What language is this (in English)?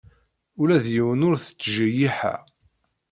Kabyle